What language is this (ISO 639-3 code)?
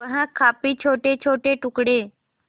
hin